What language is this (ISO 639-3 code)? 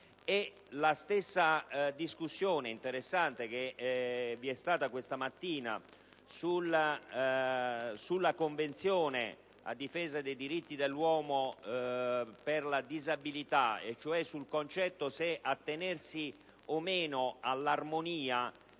ita